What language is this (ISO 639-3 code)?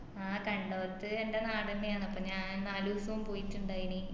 mal